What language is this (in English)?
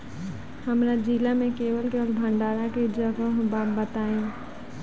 Bhojpuri